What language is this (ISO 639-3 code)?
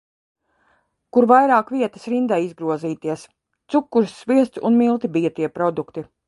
lav